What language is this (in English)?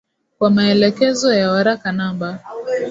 Swahili